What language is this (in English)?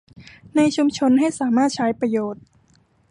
Thai